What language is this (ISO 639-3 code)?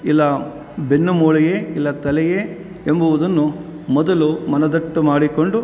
kan